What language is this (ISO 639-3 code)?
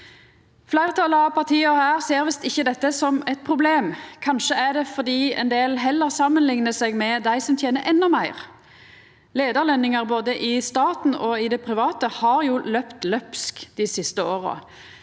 nor